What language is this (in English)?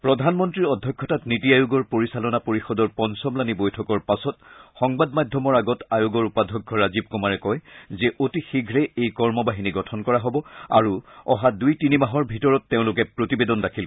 Assamese